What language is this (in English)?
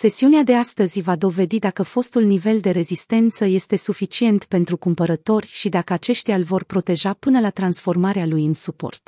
Romanian